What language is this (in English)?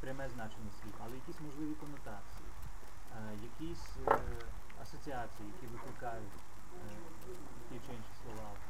Ukrainian